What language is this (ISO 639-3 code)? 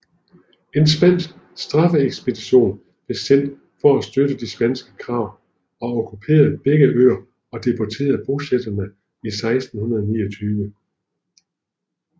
dan